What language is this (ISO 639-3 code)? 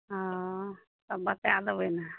mai